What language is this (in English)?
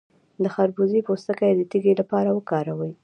Pashto